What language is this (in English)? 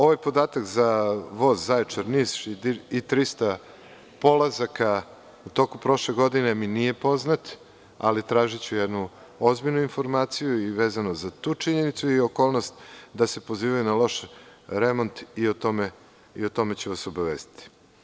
Serbian